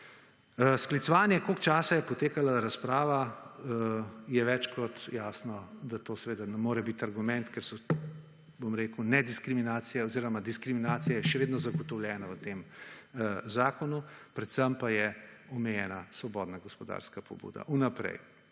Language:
Slovenian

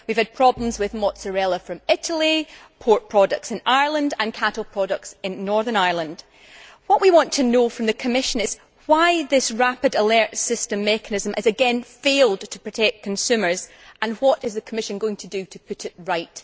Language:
English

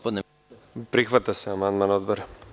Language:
Serbian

